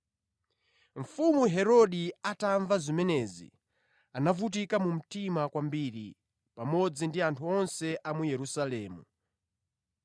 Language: Nyanja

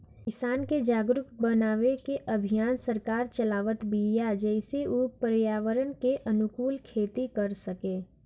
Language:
Bhojpuri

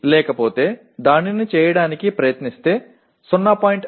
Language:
Telugu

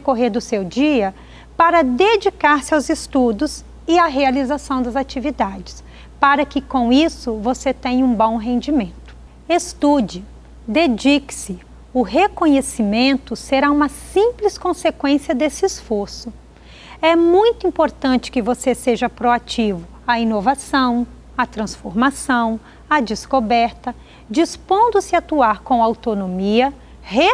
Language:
Portuguese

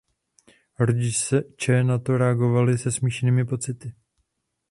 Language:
Czech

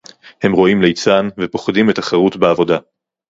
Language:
Hebrew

